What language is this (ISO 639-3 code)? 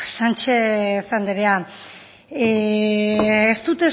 eus